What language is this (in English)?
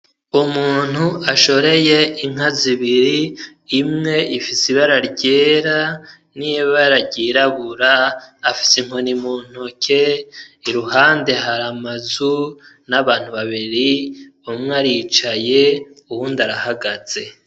Rundi